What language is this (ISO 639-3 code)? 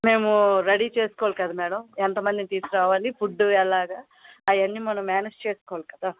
tel